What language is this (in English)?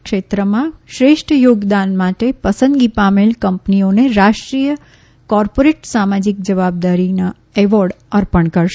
Gujarati